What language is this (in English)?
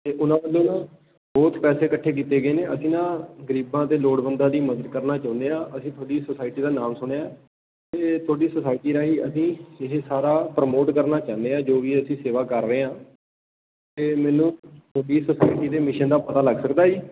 Punjabi